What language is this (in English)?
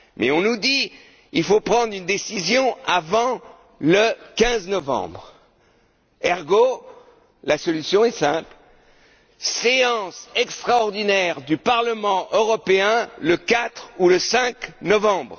French